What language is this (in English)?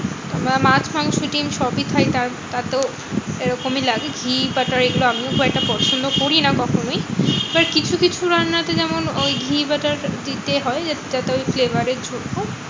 Bangla